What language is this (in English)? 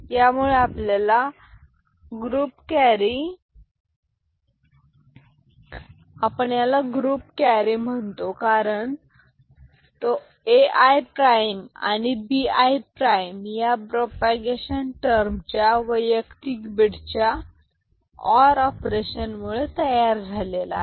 Marathi